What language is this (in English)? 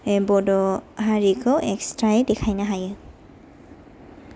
Bodo